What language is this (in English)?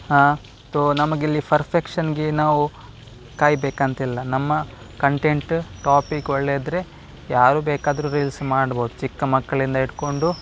Kannada